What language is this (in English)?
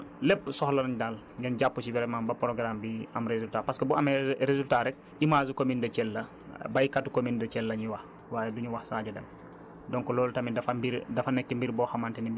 Wolof